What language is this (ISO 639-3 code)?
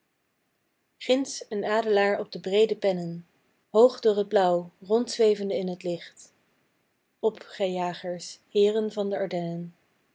nld